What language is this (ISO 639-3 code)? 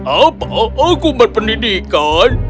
ind